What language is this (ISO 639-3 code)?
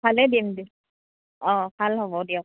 asm